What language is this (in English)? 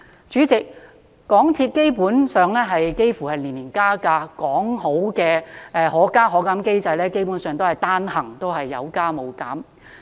Cantonese